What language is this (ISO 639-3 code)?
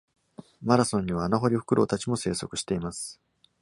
jpn